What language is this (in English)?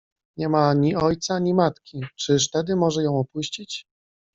Polish